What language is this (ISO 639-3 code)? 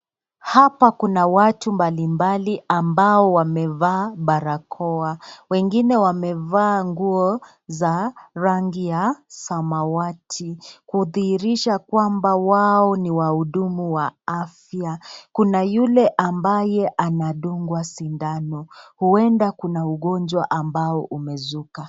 swa